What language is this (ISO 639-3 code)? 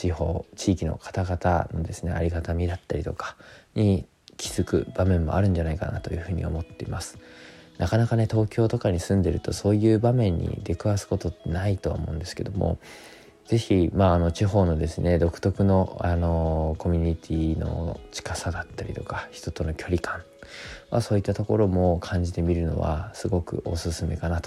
jpn